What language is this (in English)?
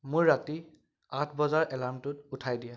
Assamese